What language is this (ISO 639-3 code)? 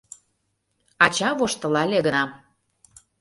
chm